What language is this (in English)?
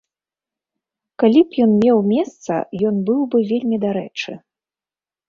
Belarusian